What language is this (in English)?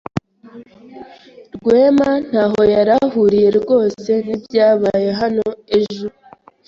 Kinyarwanda